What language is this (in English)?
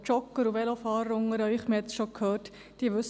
Swiss German